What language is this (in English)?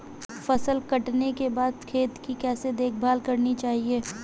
Hindi